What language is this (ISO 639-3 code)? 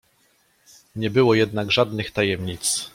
pol